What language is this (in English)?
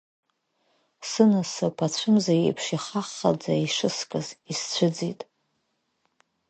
Abkhazian